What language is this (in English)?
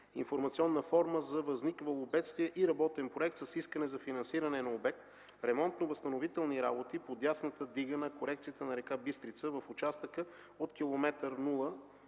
Bulgarian